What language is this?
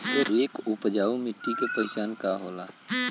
Bhojpuri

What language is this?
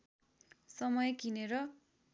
Nepali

